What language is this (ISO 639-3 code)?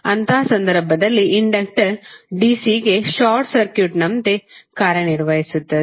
kan